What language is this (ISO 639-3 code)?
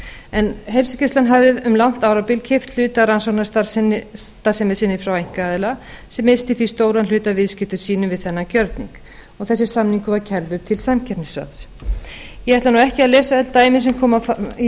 isl